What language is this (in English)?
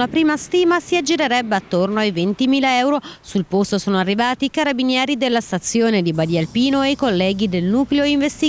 Italian